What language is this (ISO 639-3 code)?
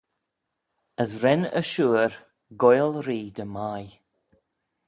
glv